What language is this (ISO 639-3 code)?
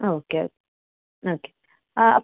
mal